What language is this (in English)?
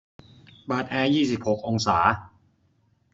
Thai